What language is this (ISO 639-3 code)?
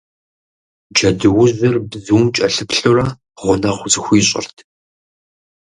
kbd